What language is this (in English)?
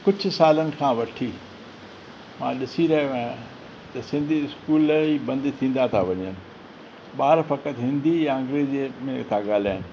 Sindhi